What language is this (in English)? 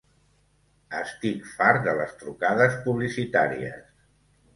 Catalan